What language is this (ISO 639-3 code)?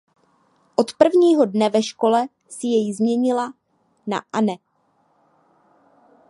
ces